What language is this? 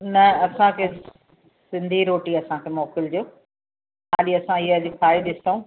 Sindhi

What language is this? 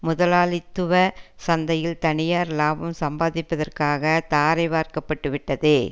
Tamil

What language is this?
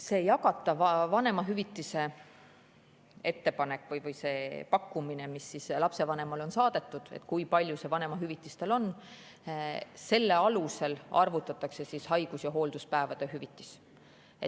Estonian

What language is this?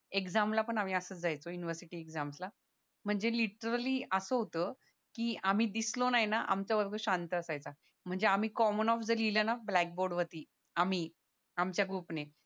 Marathi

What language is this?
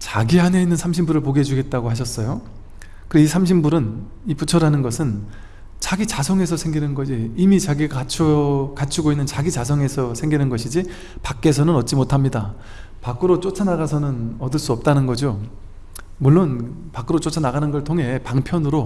Korean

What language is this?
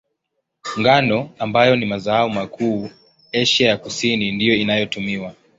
Swahili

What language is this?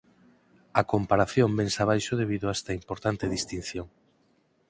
Galician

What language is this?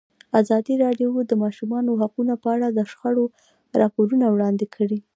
Pashto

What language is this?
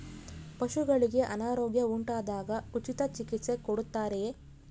Kannada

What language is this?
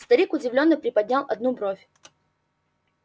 Russian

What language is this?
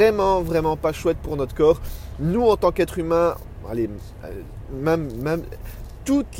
French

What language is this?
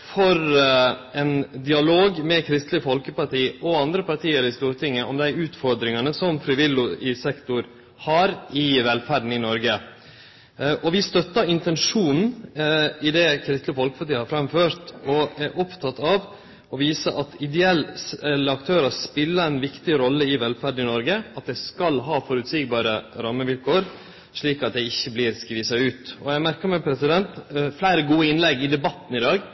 Norwegian Nynorsk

